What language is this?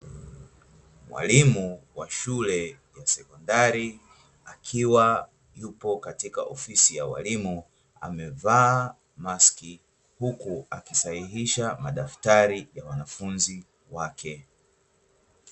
Swahili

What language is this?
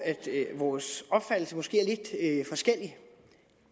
Danish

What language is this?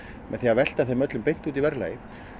Icelandic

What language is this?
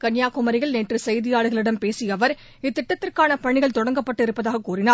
Tamil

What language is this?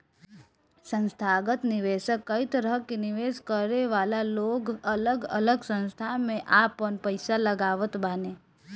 Bhojpuri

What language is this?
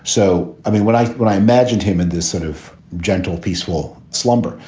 English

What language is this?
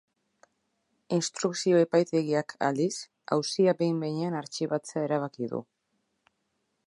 Basque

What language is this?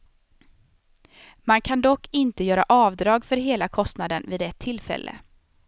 Swedish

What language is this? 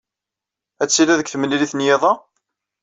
Kabyle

